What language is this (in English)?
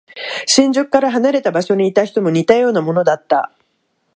Japanese